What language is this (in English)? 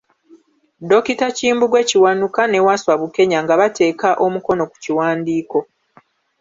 Ganda